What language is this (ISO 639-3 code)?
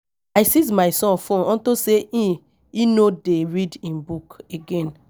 pcm